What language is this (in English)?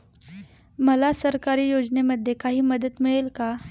Marathi